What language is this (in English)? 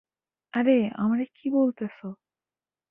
Bangla